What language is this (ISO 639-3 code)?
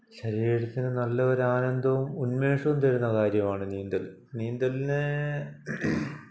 mal